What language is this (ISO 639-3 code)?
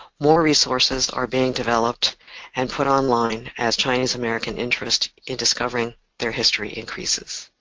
eng